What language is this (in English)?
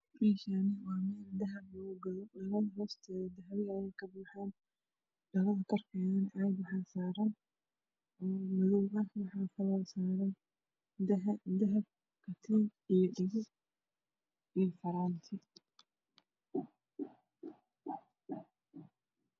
Somali